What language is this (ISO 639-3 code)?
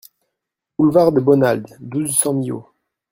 fra